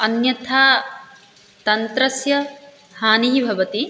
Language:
Sanskrit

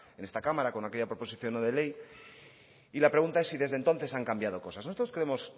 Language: Spanish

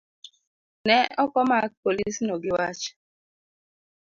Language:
Luo (Kenya and Tanzania)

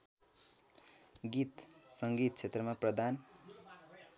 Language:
Nepali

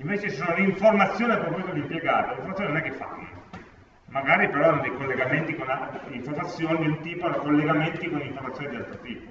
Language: Italian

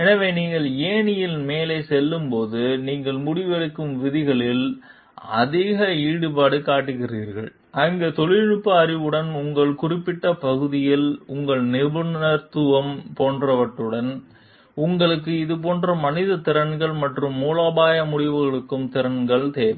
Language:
Tamil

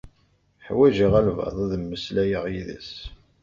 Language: Kabyle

